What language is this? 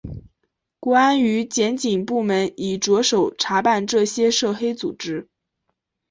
Chinese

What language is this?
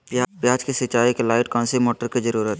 Magahi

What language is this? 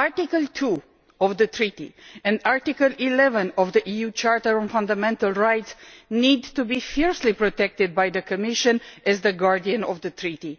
English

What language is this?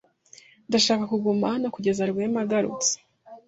Kinyarwanda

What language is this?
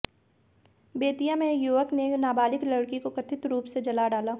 Hindi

